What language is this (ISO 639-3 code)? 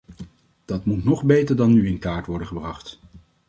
nld